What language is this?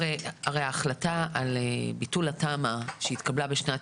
Hebrew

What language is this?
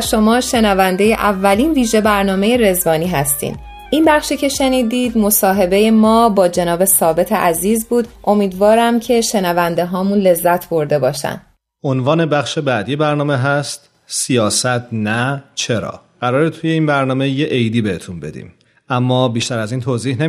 Persian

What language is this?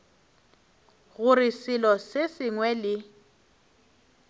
Northern Sotho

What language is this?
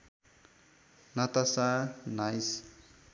Nepali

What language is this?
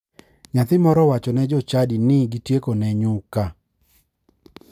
Luo (Kenya and Tanzania)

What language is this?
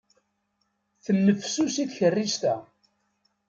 Kabyle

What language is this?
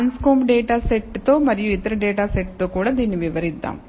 Telugu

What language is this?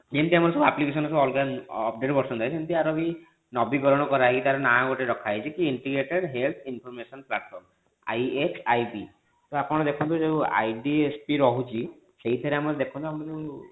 Odia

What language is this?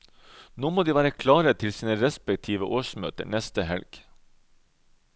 Norwegian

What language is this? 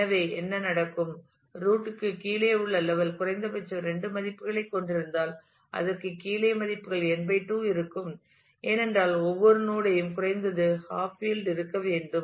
Tamil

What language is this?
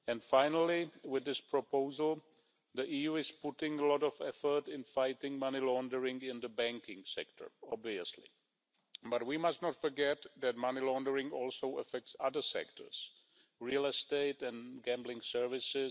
English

